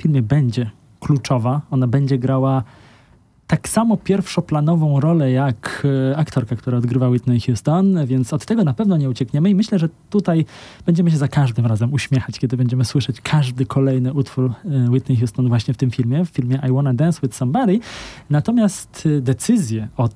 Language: Polish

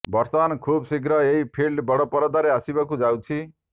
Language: Odia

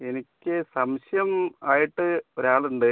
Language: Malayalam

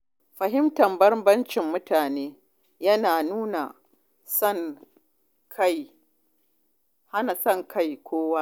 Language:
Hausa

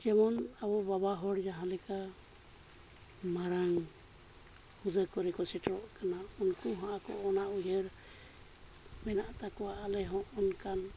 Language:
Santali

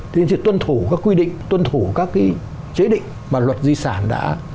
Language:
Vietnamese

